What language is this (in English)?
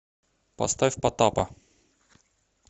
Russian